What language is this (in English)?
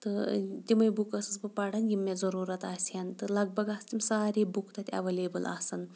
Kashmiri